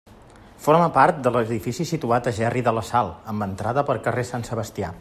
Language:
Catalan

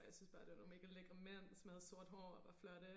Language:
Danish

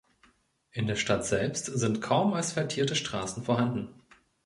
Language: German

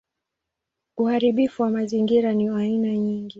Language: Swahili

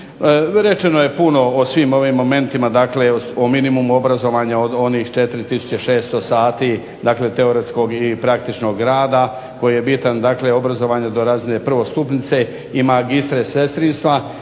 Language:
Croatian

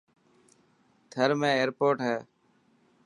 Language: Dhatki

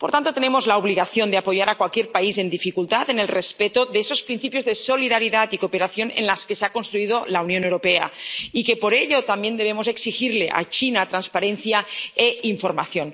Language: Spanish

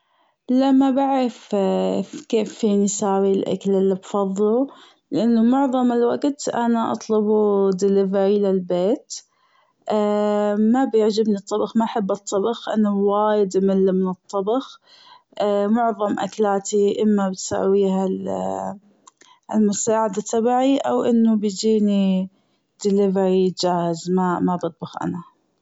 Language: Gulf Arabic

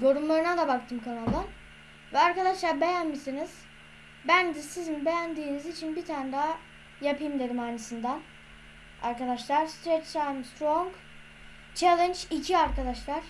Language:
Turkish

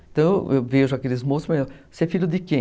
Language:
Portuguese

